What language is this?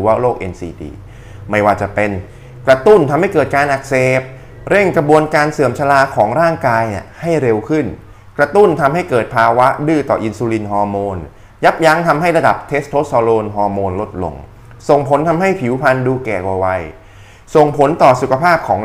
Thai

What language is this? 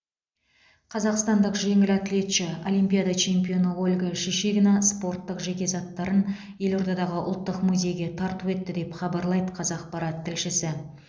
Kazakh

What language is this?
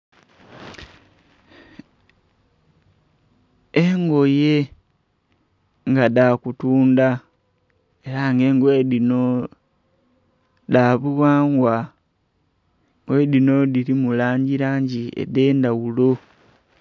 Soga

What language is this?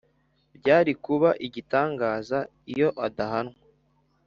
Kinyarwanda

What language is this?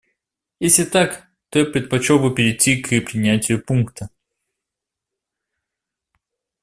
Russian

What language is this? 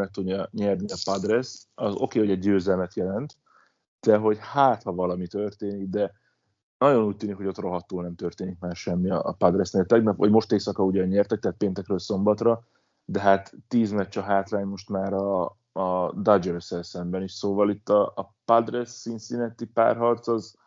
Hungarian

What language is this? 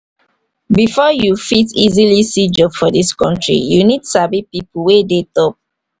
Nigerian Pidgin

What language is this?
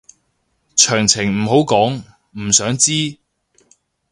Cantonese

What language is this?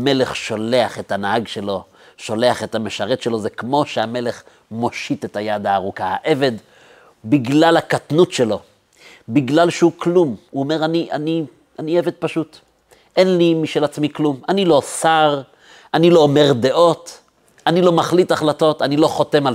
Hebrew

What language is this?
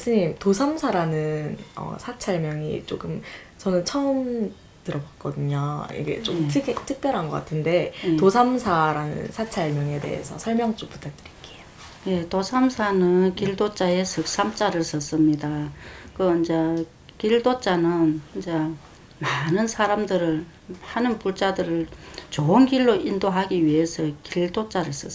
Korean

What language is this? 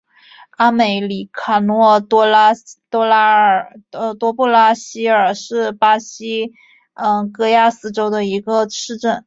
Chinese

